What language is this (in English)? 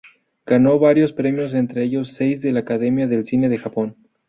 Spanish